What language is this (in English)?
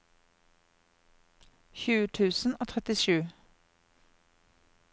Norwegian